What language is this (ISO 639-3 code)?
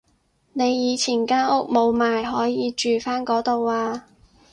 yue